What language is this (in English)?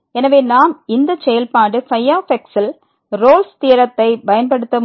Tamil